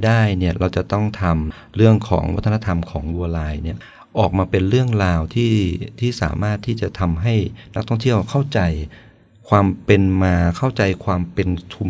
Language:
Thai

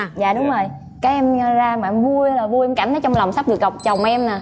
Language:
Vietnamese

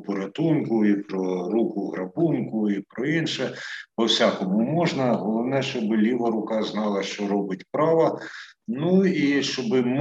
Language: Ukrainian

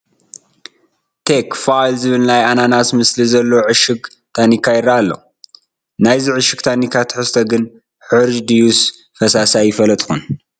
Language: Tigrinya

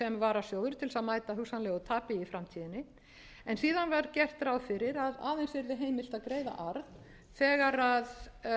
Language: Icelandic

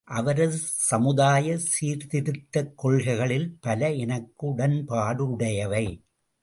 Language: Tamil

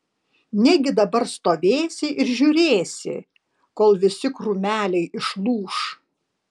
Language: Lithuanian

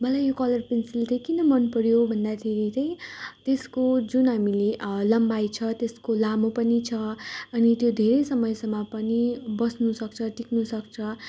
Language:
Nepali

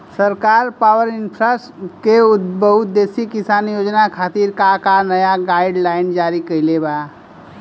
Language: Bhojpuri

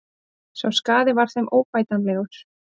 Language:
Icelandic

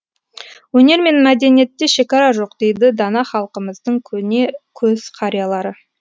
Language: Kazakh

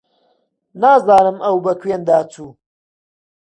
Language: Central Kurdish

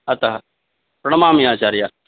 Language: Sanskrit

